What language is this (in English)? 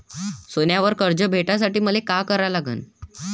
Marathi